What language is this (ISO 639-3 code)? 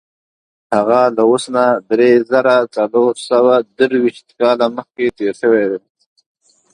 pus